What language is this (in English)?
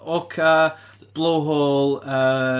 Welsh